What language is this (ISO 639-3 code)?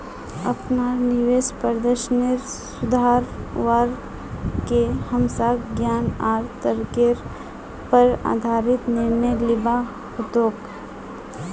mag